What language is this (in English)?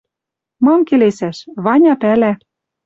Western Mari